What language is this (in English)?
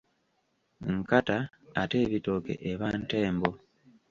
Ganda